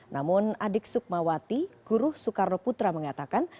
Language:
Indonesian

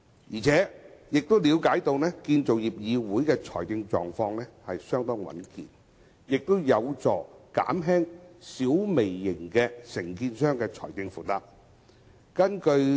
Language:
Cantonese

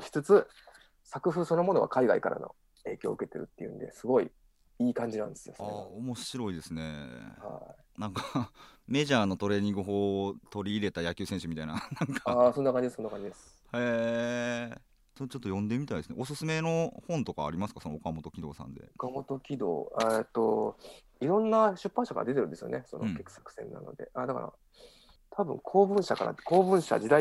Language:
Japanese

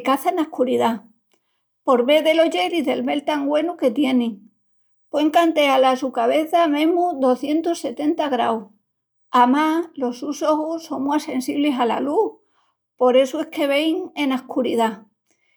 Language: Extremaduran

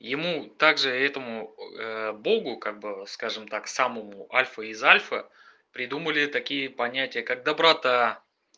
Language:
Russian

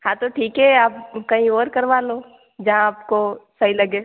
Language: Hindi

